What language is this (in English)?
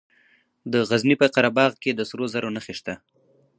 Pashto